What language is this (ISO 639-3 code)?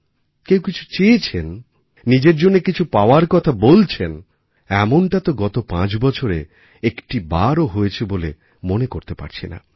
ben